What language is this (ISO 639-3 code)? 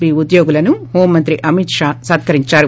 tel